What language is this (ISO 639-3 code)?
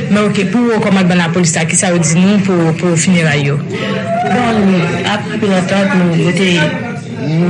fra